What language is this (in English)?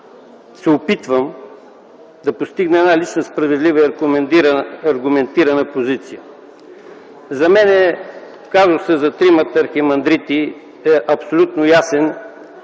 Bulgarian